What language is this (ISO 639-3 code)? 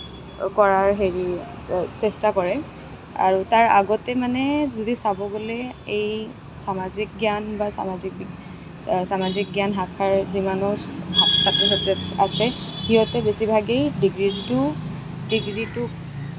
asm